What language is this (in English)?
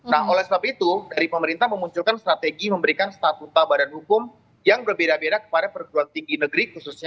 Indonesian